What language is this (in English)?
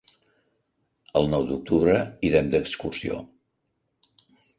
Catalan